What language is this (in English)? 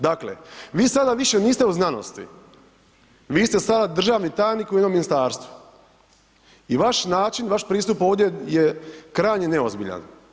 Croatian